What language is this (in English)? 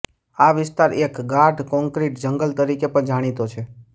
Gujarati